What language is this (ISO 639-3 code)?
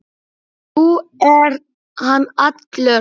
isl